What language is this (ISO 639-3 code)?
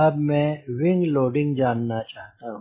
hin